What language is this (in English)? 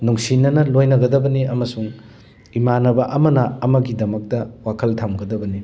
Manipuri